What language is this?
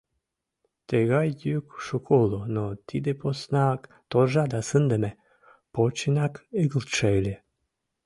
Mari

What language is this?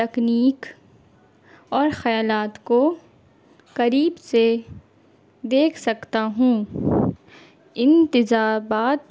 Urdu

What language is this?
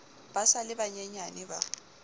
Southern Sotho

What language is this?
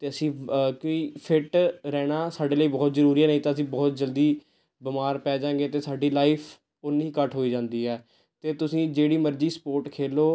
Punjabi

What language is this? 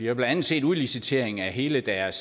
Danish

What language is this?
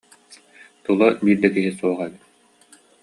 Yakut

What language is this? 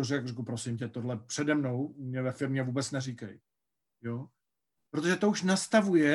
Czech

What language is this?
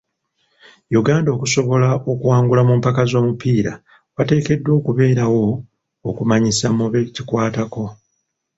Ganda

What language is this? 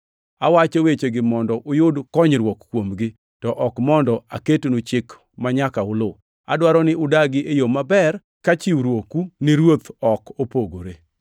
Luo (Kenya and Tanzania)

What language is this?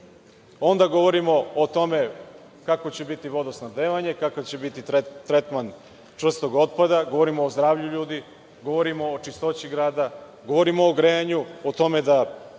Serbian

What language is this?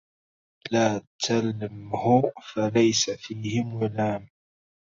Arabic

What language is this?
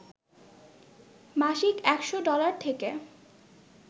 Bangla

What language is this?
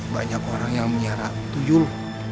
Indonesian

